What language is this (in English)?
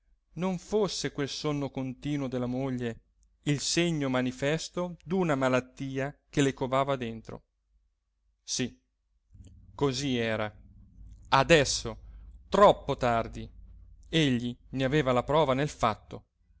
Italian